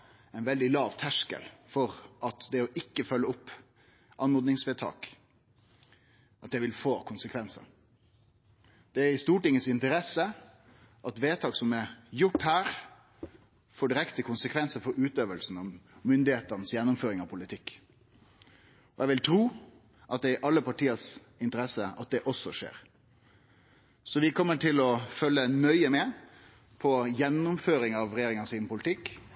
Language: Norwegian Nynorsk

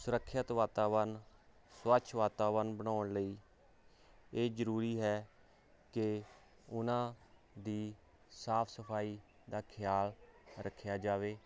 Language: Punjabi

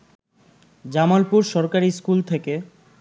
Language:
Bangla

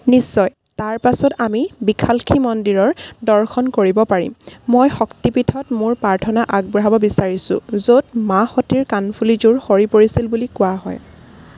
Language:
Assamese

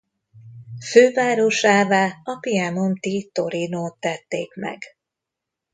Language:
Hungarian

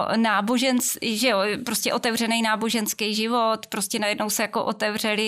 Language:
Czech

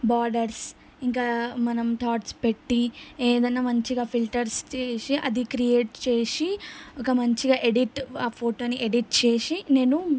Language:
Telugu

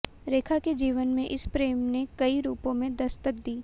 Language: Hindi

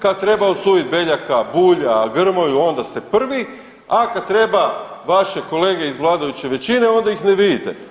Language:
Croatian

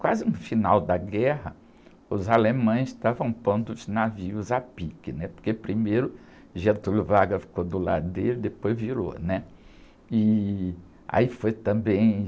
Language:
Portuguese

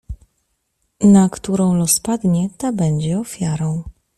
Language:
Polish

